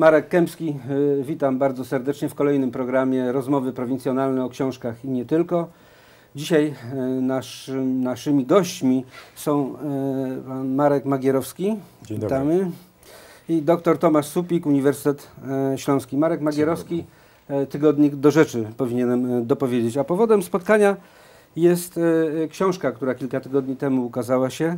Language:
Polish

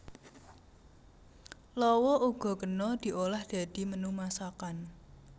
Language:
Javanese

